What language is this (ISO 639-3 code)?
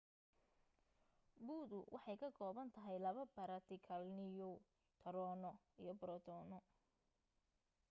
som